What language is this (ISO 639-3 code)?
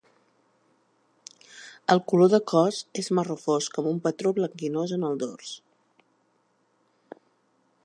cat